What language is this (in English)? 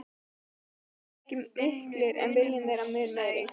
Icelandic